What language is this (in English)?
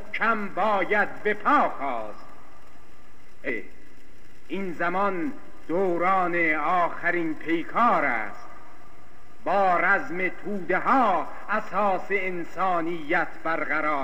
Persian